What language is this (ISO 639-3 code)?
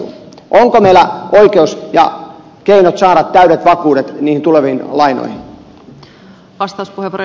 fin